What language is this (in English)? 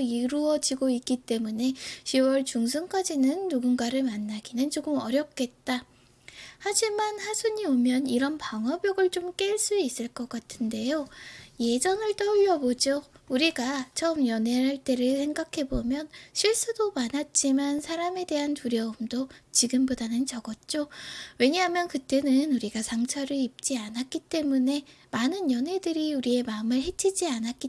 Korean